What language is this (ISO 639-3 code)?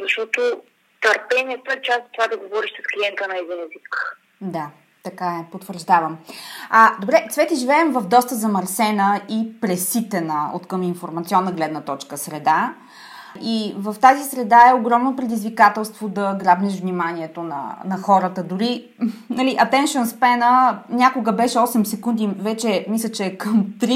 bul